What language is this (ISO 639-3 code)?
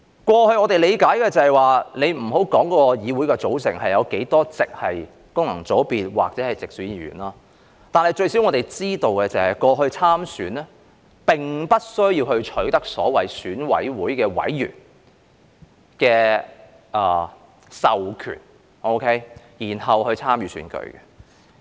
yue